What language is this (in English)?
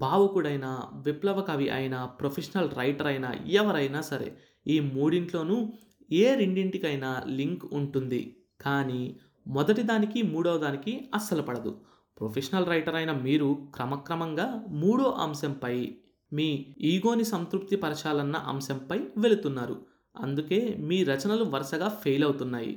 Telugu